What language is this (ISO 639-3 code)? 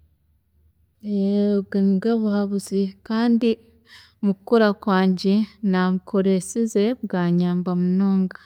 cgg